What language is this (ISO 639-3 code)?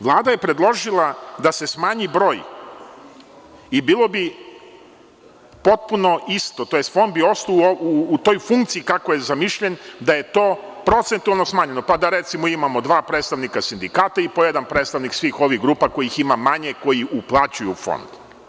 srp